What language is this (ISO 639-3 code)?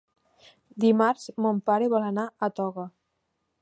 cat